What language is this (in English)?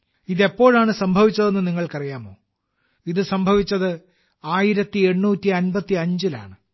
Malayalam